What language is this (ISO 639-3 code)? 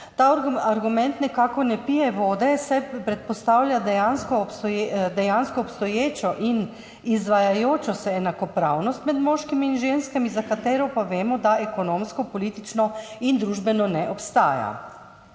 slv